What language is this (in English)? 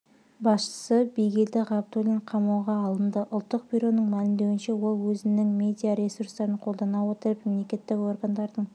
Kazakh